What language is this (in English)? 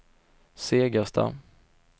Swedish